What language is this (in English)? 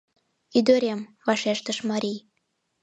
Mari